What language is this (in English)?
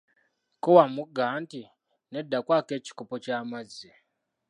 Ganda